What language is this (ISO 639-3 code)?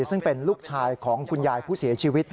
tha